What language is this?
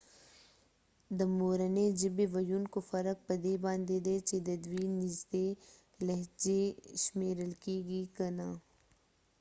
Pashto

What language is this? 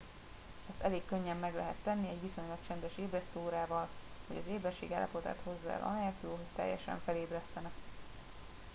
Hungarian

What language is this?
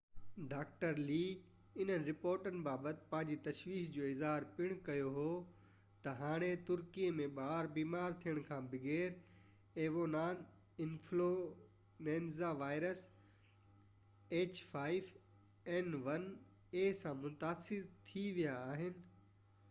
Sindhi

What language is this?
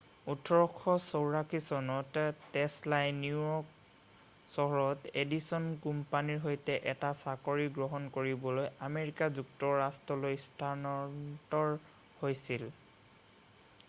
Assamese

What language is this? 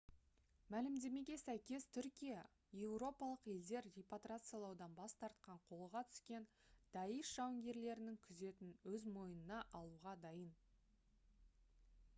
Kazakh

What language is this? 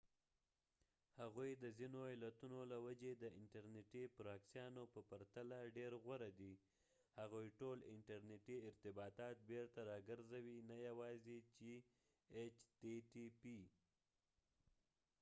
Pashto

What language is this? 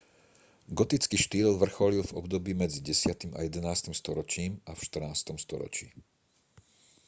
Slovak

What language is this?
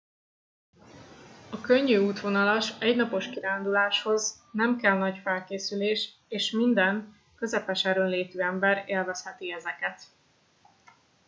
Hungarian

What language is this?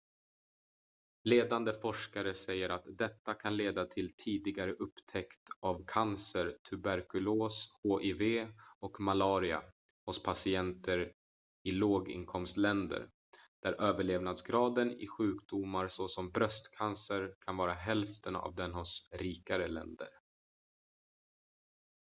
Swedish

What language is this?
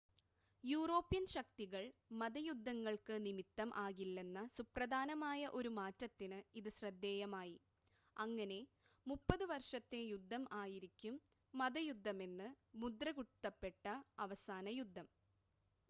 Malayalam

